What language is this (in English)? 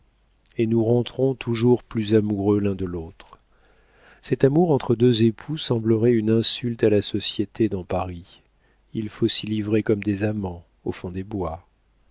French